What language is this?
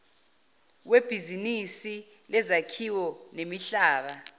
Zulu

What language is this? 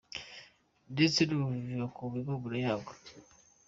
Kinyarwanda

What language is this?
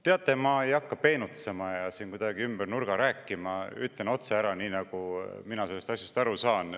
Estonian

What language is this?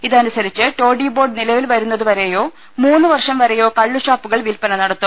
Malayalam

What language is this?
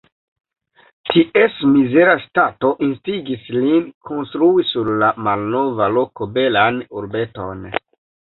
Esperanto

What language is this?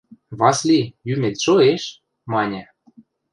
Western Mari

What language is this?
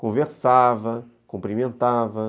Portuguese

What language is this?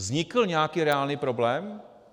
Czech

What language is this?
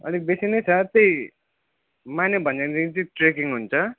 Nepali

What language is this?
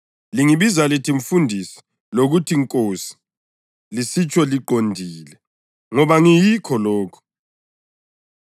North Ndebele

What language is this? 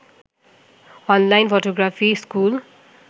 Bangla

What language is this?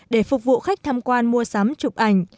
Vietnamese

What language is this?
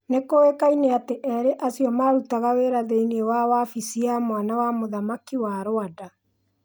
Kikuyu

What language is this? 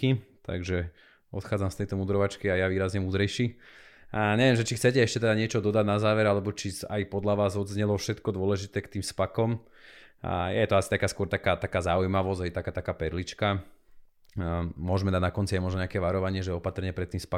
Slovak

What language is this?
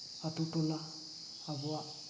Santali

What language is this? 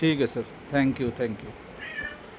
Urdu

